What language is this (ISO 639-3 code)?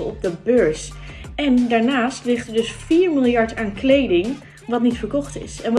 nld